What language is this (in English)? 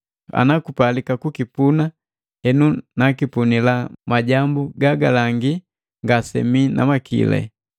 Matengo